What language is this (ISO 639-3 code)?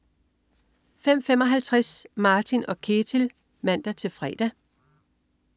dan